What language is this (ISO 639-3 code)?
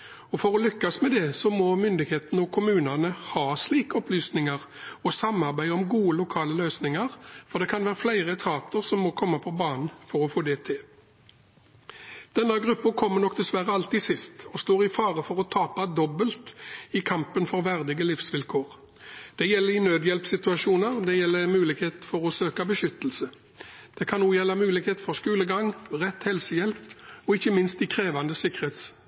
nob